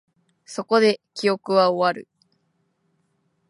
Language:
Japanese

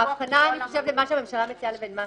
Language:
Hebrew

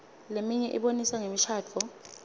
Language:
Swati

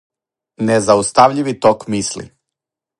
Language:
Serbian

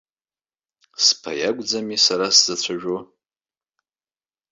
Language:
Abkhazian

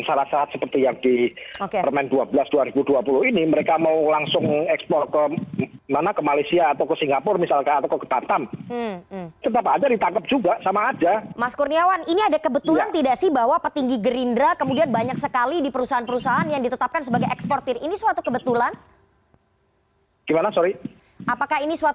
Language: Indonesian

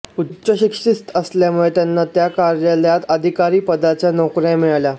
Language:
Marathi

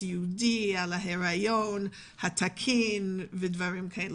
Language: Hebrew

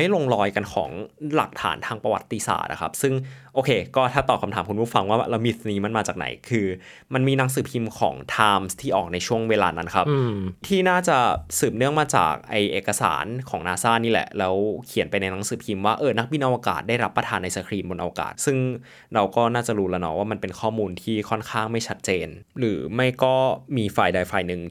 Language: Thai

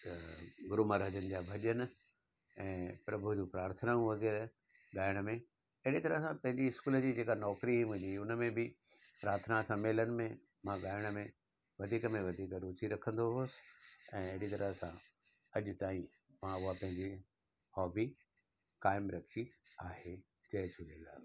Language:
Sindhi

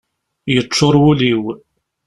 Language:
Kabyle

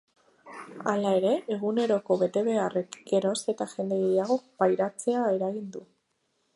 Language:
Basque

